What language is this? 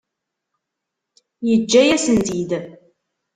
Kabyle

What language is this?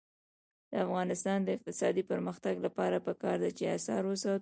Pashto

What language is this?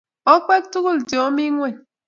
Kalenjin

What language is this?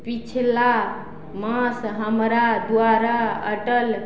Maithili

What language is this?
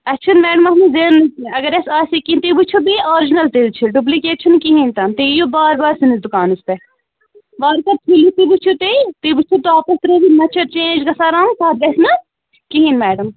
Kashmiri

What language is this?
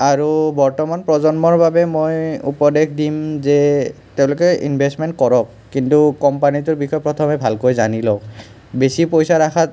Assamese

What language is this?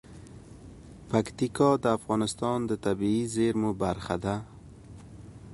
Pashto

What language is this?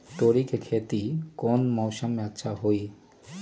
Magahi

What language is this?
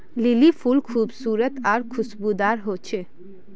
Magahi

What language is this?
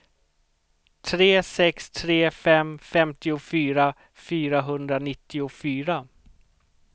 Swedish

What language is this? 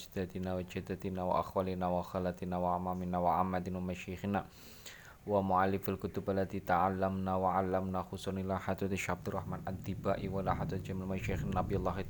Indonesian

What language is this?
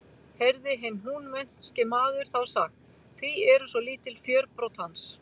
Icelandic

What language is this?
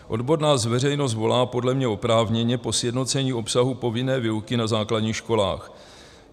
Czech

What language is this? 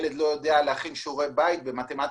Hebrew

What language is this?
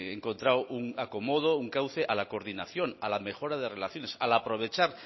Spanish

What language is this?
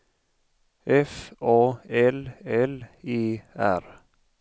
Swedish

